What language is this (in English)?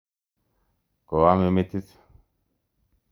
Kalenjin